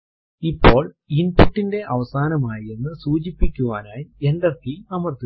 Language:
Malayalam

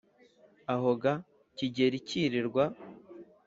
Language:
Kinyarwanda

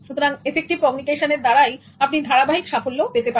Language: Bangla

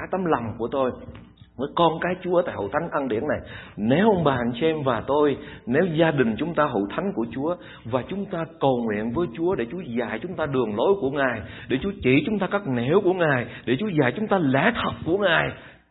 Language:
Vietnamese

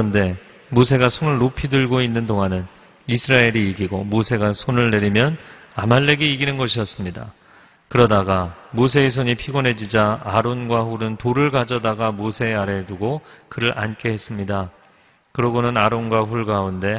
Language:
Korean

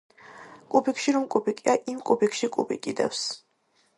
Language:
Georgian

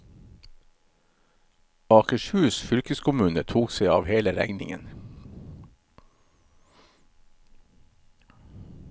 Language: Norwegian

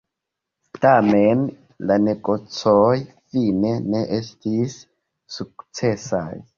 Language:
Esperanto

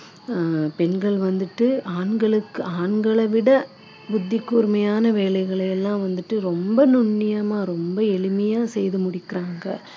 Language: Tamil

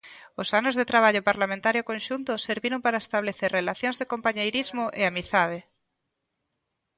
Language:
Galician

